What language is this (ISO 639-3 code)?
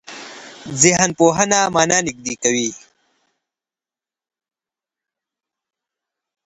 pus